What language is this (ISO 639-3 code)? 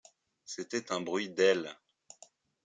fra